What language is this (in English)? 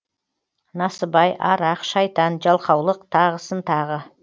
Kazakh